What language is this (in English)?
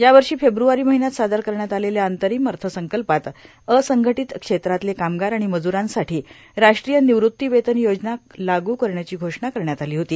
Marathi